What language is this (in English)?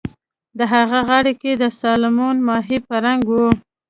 Pashto